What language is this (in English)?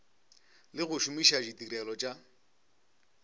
Northern Sotho